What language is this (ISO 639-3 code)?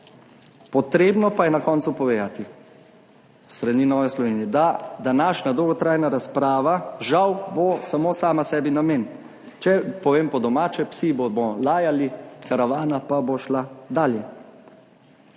slv